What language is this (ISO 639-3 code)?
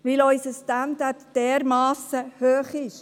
gsw